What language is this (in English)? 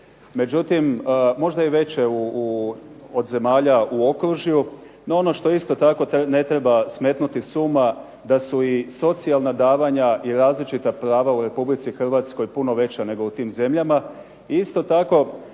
Croatian